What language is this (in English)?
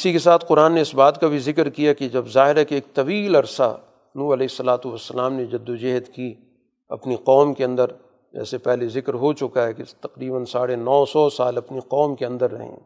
Urdu